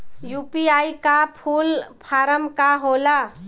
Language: Bhojpuri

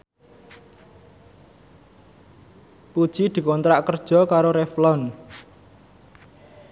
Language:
Javanese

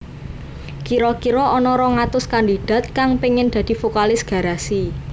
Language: Javanese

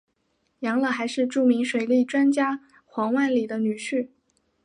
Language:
Chinese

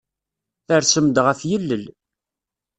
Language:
Kabyle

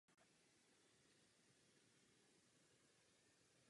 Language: Czech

